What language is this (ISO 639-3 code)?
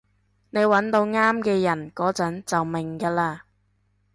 yue